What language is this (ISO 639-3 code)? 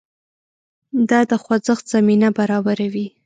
pus